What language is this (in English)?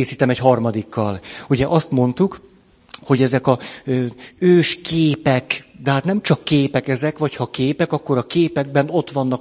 Hungarian